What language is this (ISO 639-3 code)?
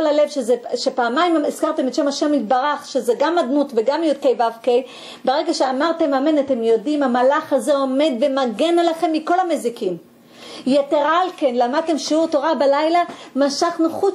heb